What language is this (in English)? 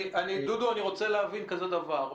Hebrew